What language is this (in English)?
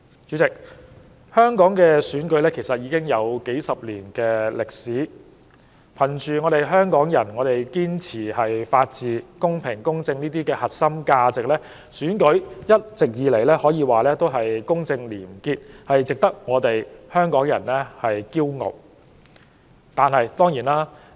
Cantonese